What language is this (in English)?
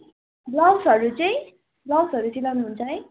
Nepali